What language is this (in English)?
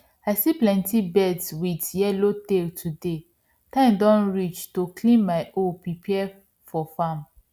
Nigerian Pidgin